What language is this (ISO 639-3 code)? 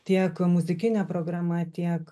lit